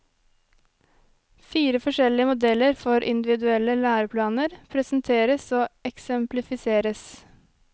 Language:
Norwegian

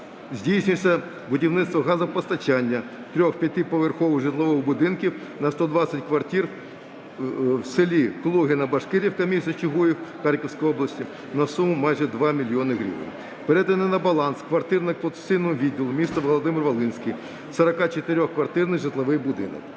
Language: Ukrainian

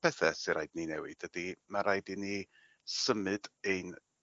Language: Welsh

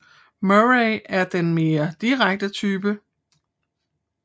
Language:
Danish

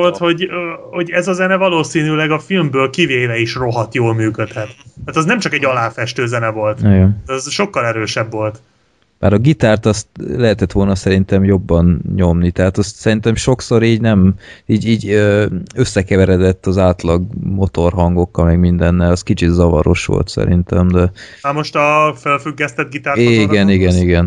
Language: Hungarian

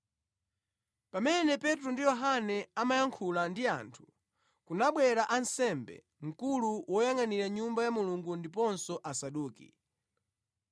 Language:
Nyanja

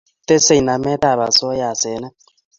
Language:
Kalenjin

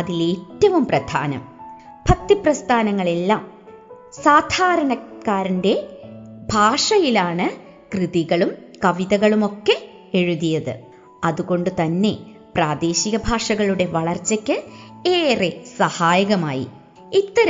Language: Malayalam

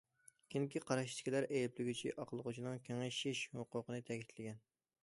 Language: Uyghur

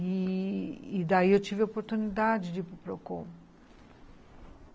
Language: Portuguese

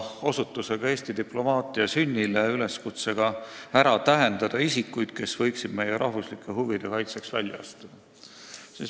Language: Estonian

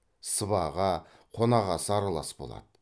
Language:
Kazakh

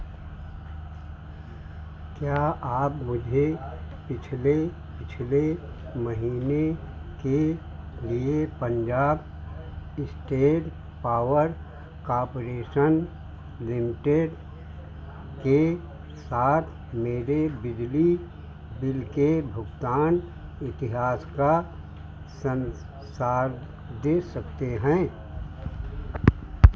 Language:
Hindi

